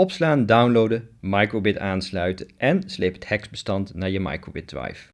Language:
Dutch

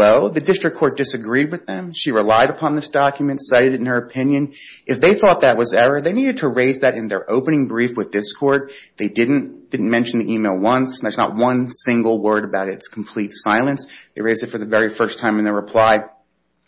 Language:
English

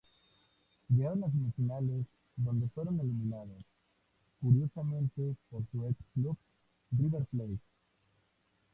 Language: Spanish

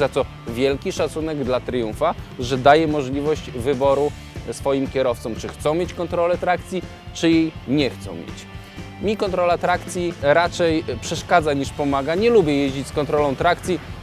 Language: Polish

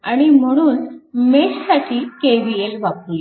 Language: Marathi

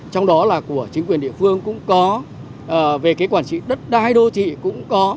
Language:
Vietnamese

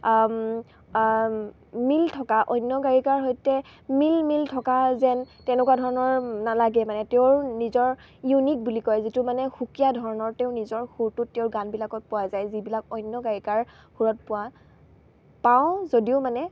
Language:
Assamese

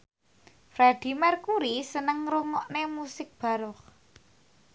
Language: Javanese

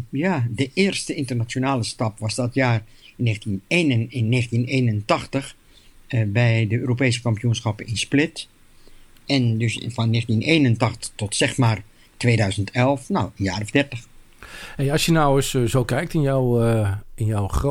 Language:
Dutch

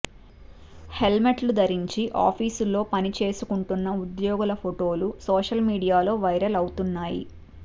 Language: Telugu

